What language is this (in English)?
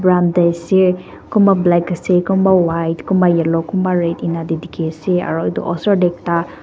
Naga Pidgin